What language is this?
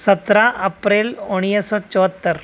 Sindhi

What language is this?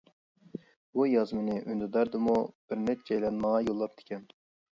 Uyghur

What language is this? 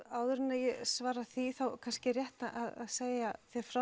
Icelandic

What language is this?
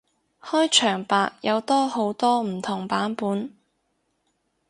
Cantonese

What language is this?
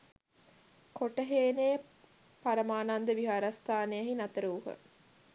Sinhala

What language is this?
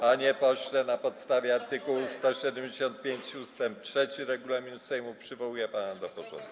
Polish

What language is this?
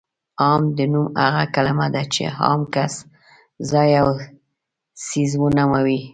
Pashto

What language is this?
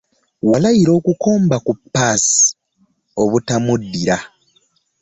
Ganda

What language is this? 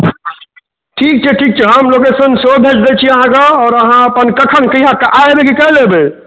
Maithili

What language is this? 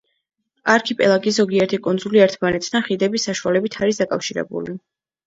Georgian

